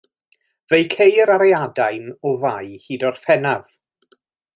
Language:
Welsh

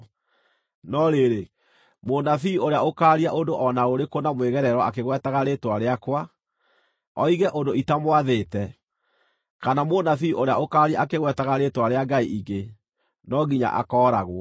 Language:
Kikuyu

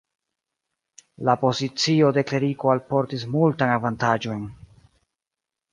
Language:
Esperanto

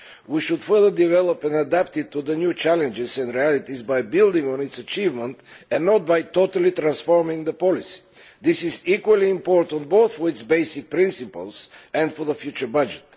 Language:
English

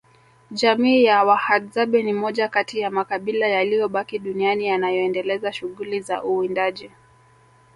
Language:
Swahili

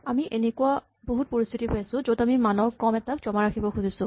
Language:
Assamese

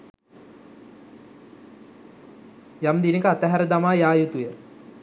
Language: Sinhala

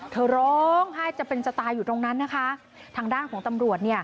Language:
Thai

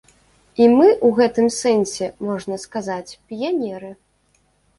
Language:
Belarusian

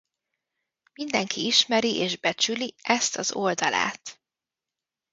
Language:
Hungarian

